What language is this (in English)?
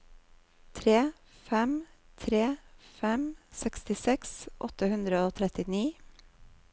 Norwegian